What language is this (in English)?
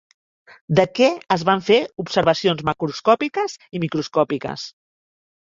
Catalan